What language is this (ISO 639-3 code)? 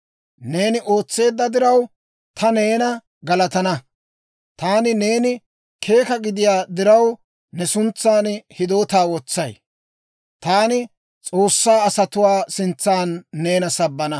dwr